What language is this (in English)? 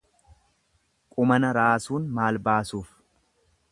Oromo